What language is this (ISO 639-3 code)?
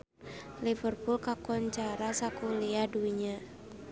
sun